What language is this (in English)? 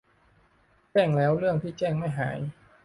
Thai